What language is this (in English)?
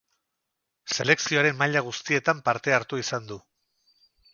Basque